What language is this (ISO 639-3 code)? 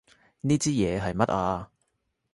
yue